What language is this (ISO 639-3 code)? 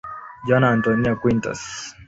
swa